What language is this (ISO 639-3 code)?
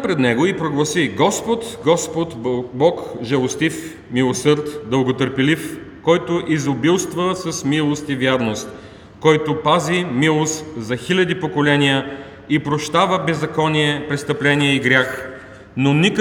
bul